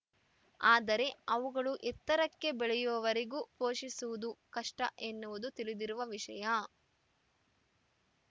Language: Kannada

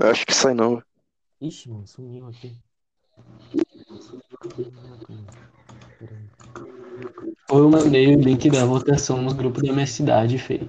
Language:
Portuguese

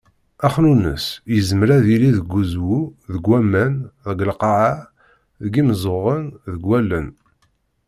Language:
Kabyle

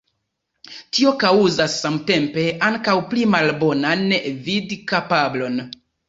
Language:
Esperanto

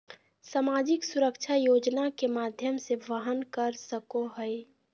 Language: Magahi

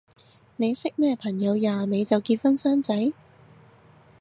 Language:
Cantonese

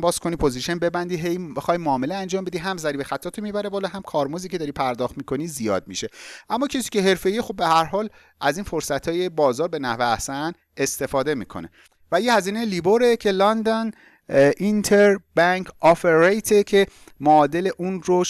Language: Persian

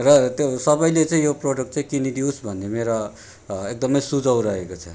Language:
Nepali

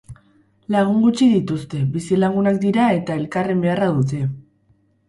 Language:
Basque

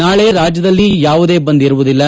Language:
Kannada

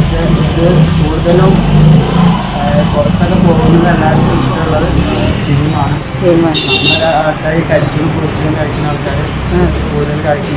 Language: Indonesian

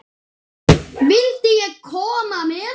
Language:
Icelandic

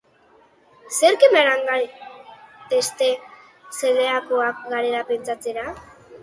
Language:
Basque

